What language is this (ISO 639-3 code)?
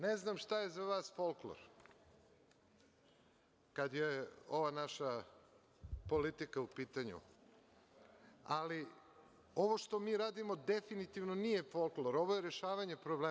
srp